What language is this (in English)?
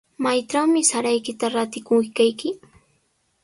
Sihuas Ancash Quechua